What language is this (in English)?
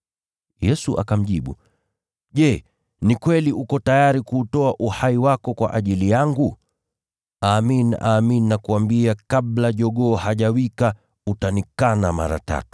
Swahili